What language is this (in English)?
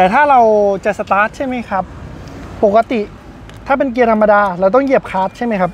Thai